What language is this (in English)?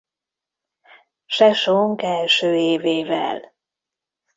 Hungarian